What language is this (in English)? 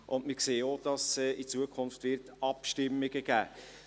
Swiss German